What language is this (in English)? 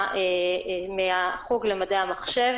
Hebrew